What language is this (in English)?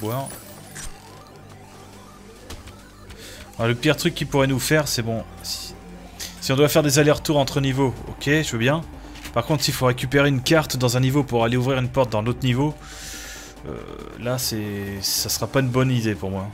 French